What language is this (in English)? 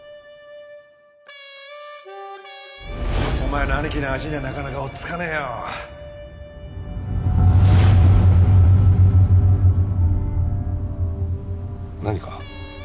Japanese